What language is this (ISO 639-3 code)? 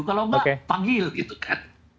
ind